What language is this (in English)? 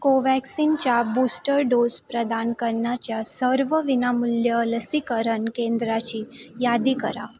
Marathi